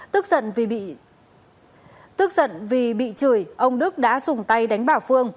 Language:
Vietnamese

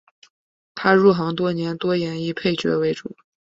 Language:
Chinese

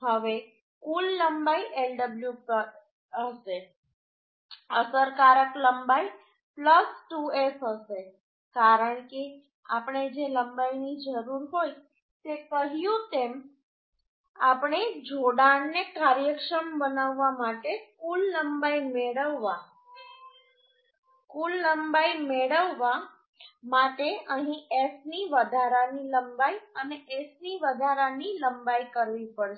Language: Gujarati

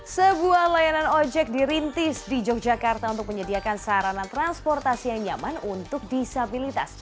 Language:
Indonesian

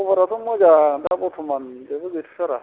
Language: Bodo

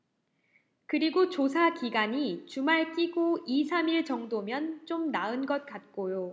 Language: Korean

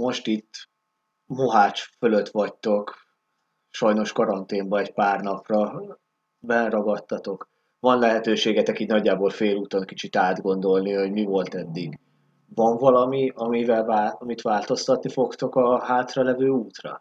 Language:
Hungarian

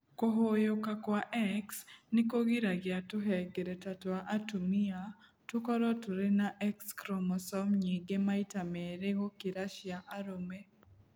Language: Kikuyu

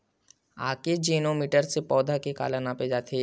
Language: Chhattisgarhi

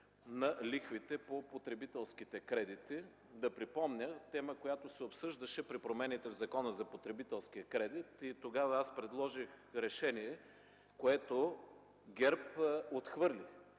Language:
Bulgarian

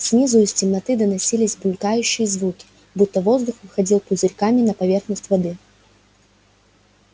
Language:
Russian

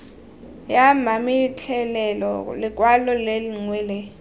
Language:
Tswana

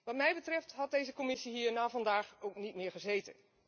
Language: Dutch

